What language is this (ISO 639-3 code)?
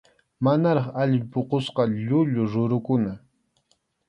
qxu